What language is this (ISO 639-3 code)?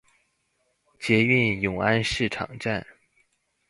zho